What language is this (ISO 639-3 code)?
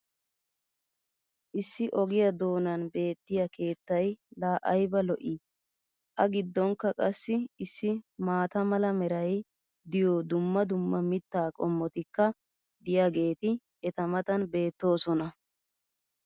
wal